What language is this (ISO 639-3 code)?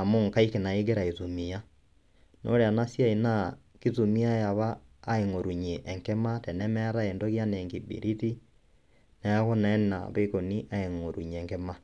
mas